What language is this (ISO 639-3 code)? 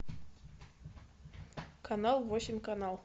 rus